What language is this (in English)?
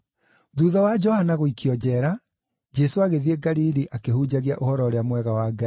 Kikuyu